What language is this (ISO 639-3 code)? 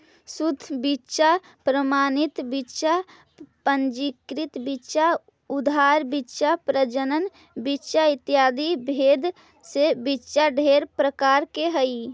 mag